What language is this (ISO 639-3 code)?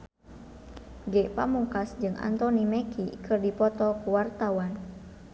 sun